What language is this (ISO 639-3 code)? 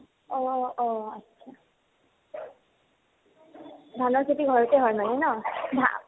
asm